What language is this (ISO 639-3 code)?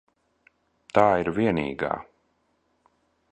lav